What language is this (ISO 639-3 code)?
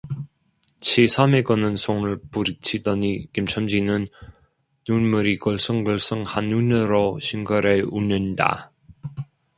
kor